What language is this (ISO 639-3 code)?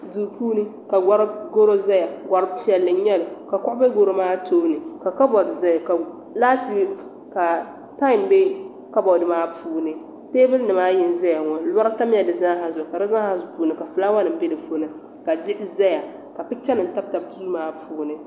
dag